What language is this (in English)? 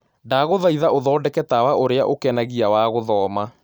Kikuyu